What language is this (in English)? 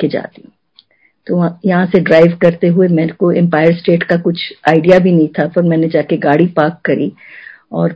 Hindi